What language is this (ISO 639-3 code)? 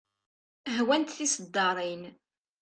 kab